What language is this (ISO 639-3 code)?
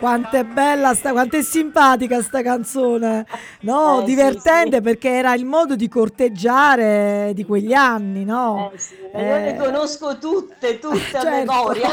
ita